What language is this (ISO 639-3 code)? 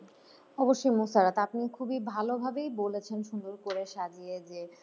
ben